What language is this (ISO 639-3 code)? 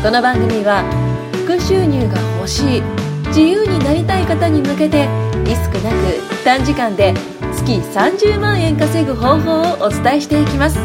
jpn